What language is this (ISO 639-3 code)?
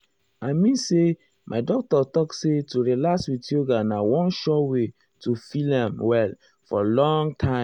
pcm